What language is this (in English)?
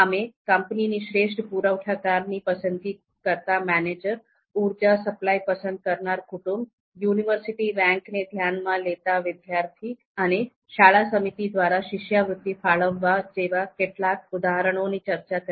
Gujarati